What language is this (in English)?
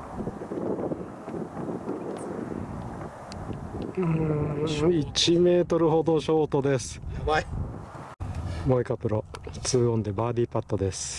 Japanese